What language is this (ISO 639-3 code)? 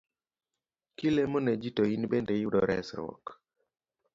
luo